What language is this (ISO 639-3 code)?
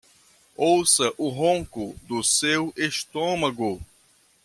por